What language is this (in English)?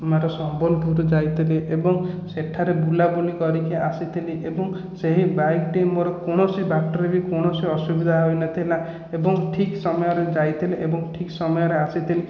Odia